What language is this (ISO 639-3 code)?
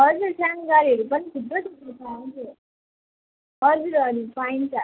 nep